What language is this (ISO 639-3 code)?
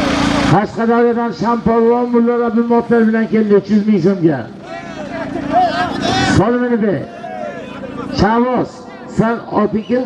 tur